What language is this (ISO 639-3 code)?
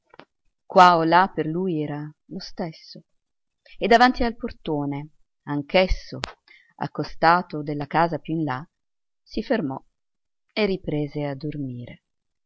ita